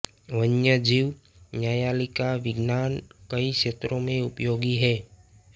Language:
Hindi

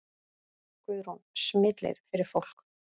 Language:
Icelandic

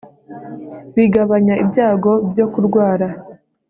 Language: Kinyarwanda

